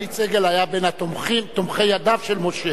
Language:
Hebrew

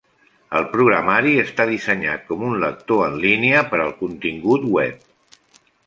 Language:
Catalan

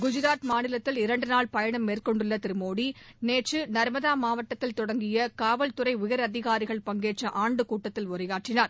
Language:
Tamil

